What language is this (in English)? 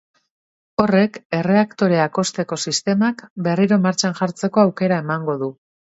Basque